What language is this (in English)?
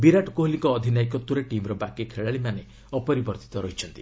Odia